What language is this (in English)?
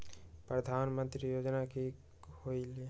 Magahi